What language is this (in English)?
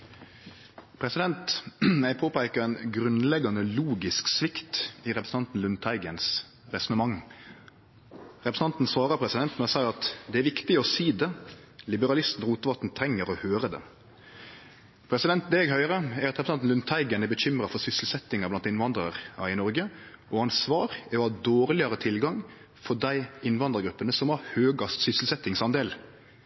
Norwegian